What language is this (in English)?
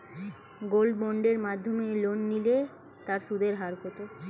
Bangla